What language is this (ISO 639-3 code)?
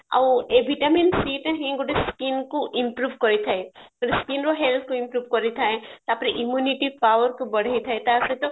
ori